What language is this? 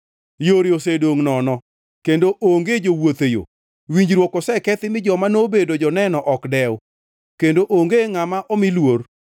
Luo (Kenya and Tanzania)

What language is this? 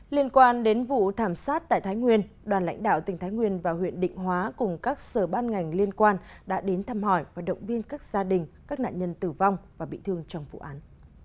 Vietnamese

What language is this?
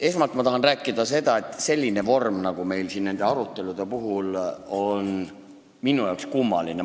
Estonian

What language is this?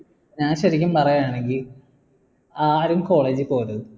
Malayalam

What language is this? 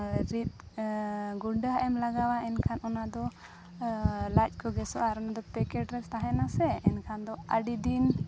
Santali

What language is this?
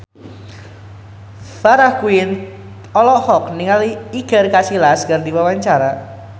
Sundanese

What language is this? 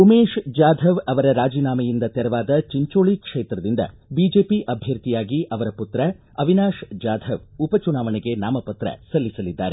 Kannada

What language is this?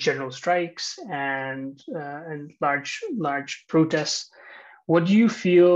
English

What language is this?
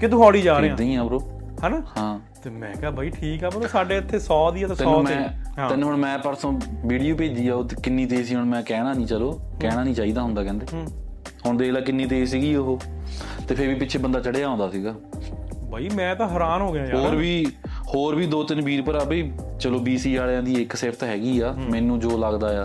Punjabi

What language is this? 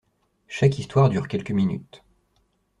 French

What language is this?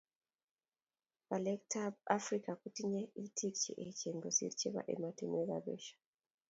Kalenjin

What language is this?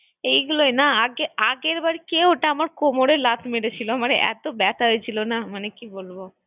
Bangla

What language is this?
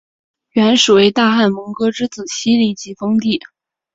Chinese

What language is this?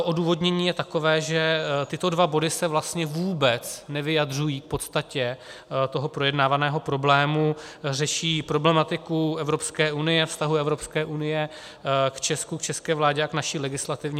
Czech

